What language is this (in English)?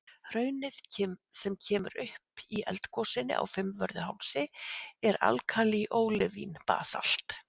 Icelandic